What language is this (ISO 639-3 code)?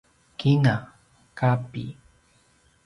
pwn